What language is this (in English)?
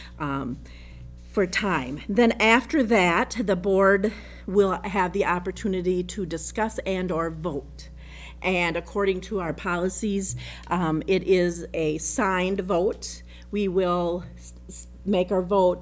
English